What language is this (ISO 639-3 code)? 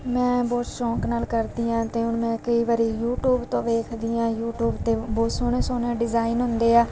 pan